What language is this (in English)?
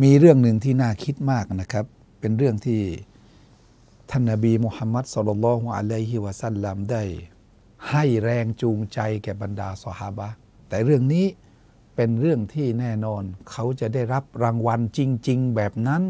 Thai